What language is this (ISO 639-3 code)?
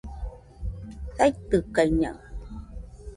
hux